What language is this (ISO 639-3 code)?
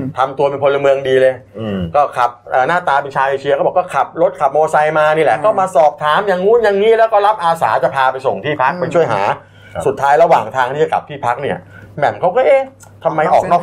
tha